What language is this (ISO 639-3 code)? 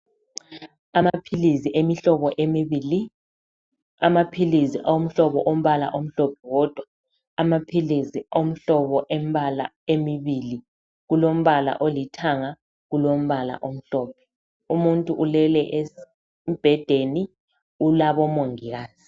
nde